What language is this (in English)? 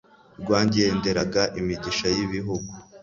Kinyarwanda